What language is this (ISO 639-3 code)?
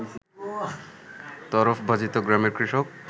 ben